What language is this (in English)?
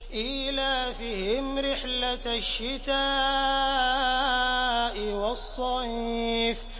Arabic